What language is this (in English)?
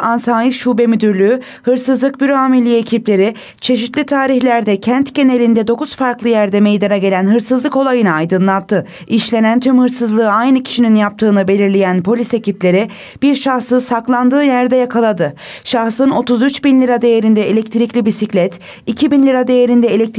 Turkish